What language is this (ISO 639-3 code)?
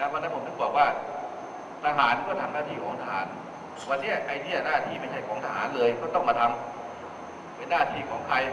tha